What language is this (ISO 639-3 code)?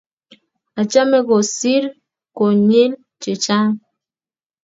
kln